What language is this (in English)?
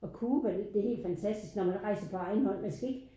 Danish